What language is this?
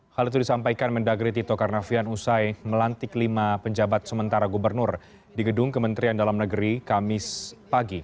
Indonesian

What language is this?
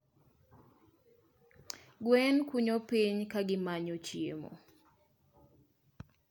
Luo (Kenya and Tanzania)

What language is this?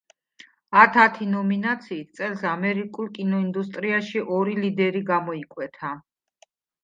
Georgian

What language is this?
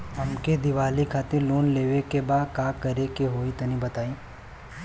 Bhojpuri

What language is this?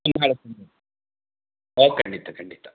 Kannada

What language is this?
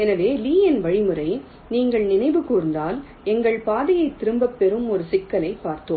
Tamil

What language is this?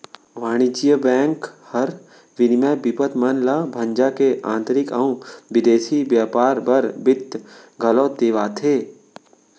Chhattisgarhi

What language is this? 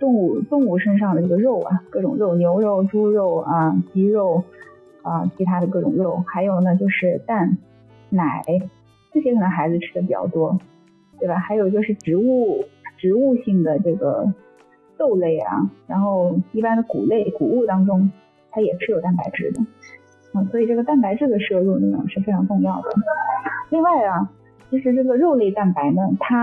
Chinese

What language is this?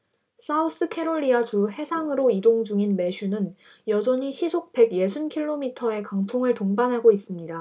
Korean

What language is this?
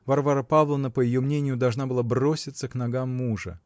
Russian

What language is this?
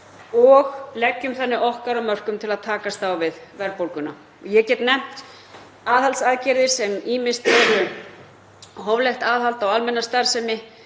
Icelandic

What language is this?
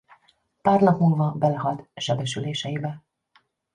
Hungarian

